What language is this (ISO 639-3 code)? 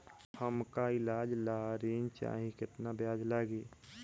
bho